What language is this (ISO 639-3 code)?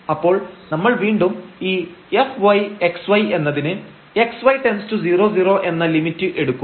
mal